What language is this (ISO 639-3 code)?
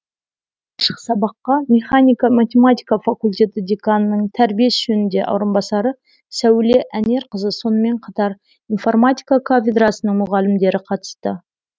kaz